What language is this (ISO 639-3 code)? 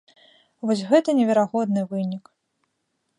bel